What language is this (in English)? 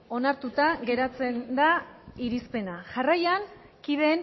Basque